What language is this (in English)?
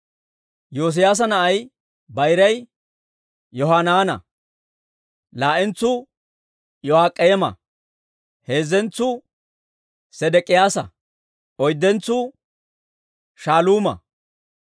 Dawro